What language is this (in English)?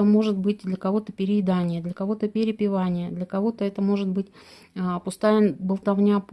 Russian